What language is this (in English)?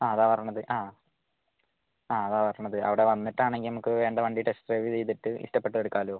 Malayalam